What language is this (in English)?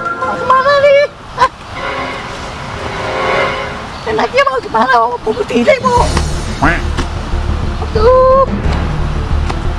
Indonesian